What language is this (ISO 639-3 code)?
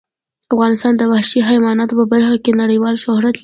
pus